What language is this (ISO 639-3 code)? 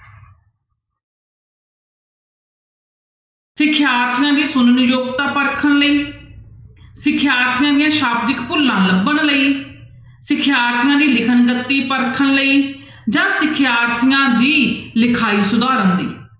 pan